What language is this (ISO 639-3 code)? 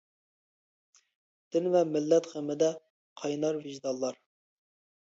uig